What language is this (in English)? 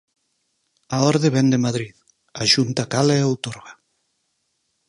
Galician